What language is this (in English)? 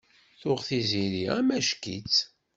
Kabyle